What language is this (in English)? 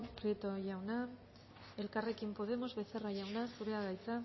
Basque